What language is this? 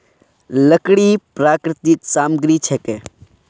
Magahi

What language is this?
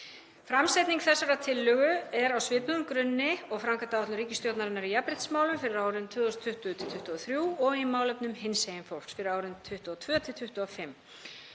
Icelandic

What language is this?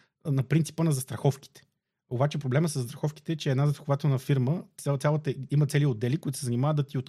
Bulgarian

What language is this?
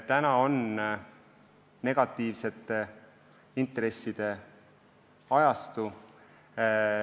Estonian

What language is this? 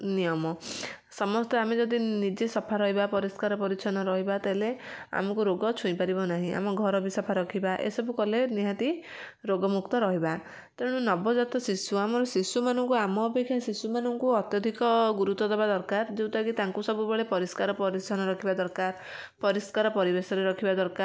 Odia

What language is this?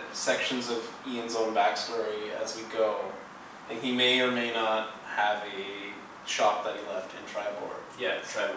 English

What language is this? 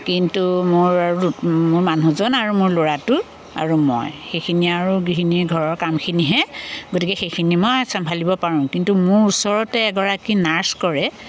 Assamese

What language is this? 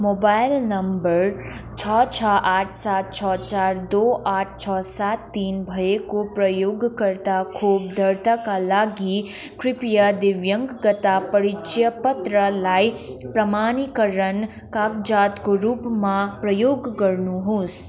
Nepali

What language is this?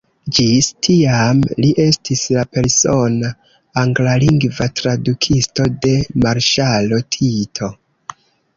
Esperanto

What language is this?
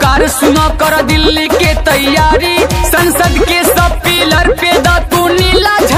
Hindi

